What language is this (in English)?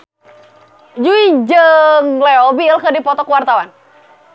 Sundanese